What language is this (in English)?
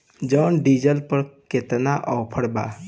Bhojpuri